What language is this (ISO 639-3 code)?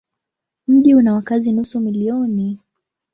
swa